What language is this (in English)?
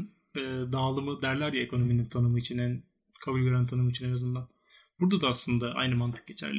Turkish